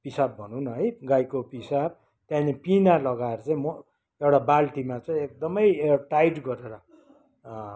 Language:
Nepali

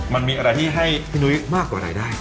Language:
Thai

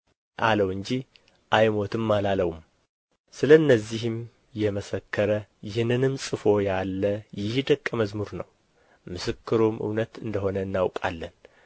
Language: Amharic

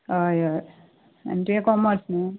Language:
Konkani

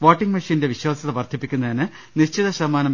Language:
Malayalam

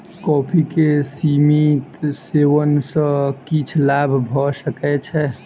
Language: Maithili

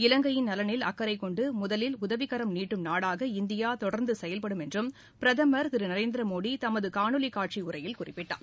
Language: Tamil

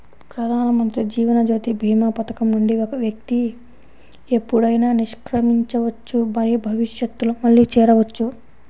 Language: Telugu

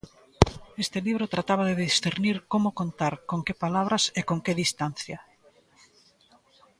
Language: Galician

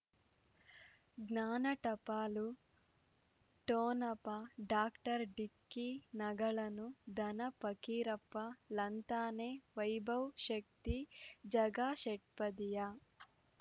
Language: Kannada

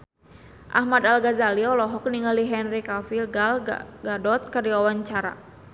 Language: Sundanese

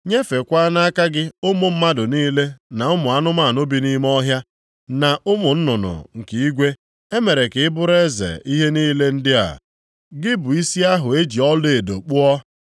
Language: Igbo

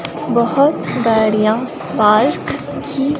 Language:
Hindi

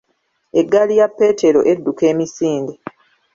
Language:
Ganda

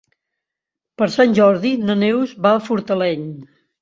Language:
Catalan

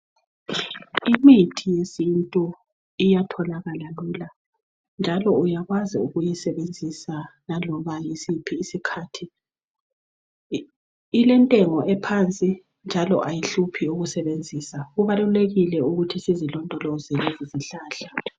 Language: North Ndebele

